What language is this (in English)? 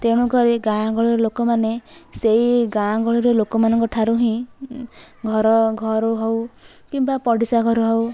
Odia